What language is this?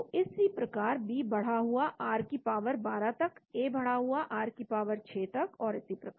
Hindi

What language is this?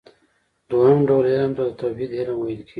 Pashto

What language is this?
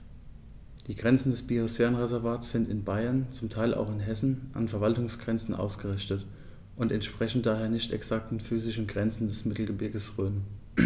German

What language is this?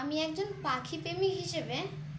Bangla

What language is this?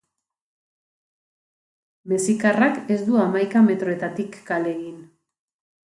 Basque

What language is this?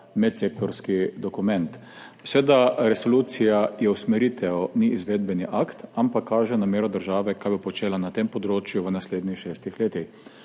Slovenian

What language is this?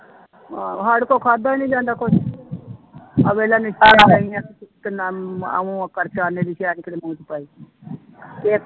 Punjabi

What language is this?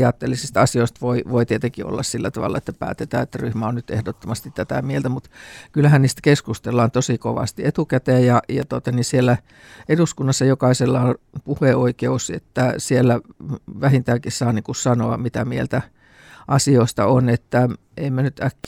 Finnish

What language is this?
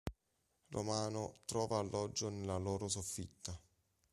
Italian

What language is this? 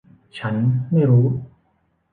Thai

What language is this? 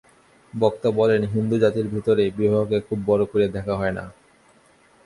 Bangla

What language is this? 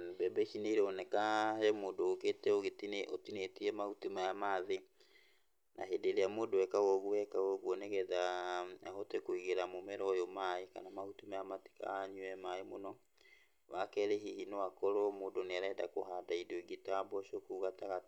Kikuyu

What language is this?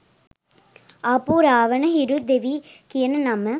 Sinhala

